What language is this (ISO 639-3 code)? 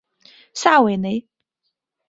zho